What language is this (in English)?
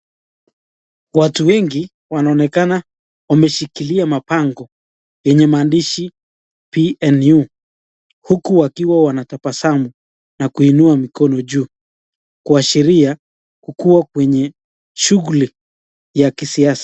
Swahili